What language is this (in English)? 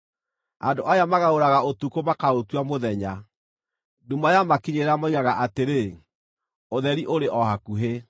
Kikuyu